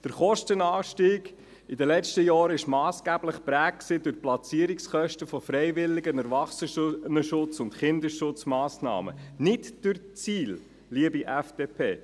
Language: Swiss German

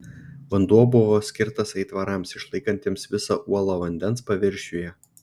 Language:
Lithuanian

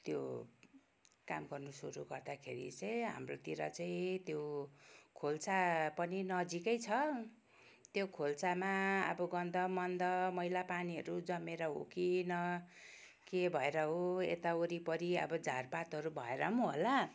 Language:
Nepali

